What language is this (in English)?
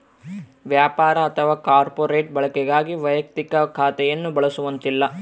Kannada